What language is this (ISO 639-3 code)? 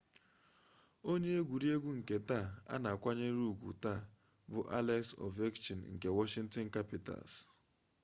ibo